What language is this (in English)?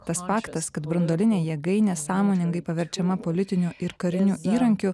Lithuanian